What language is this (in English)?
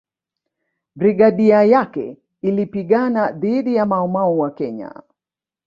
Swahili